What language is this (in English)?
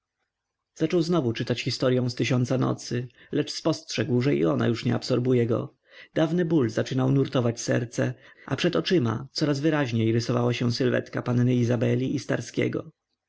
Polish